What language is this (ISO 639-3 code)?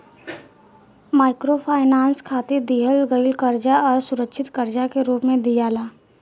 bho